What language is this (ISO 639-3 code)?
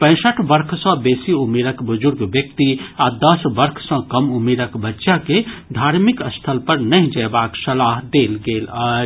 mai